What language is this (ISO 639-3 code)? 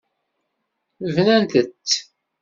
kab